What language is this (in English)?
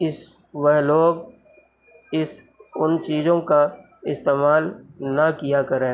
Urdu